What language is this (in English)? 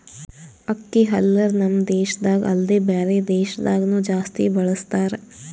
Kannada